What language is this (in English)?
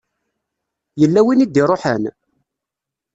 Kabyle